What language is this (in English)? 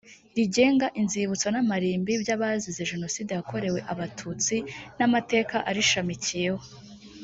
Kinyarwanda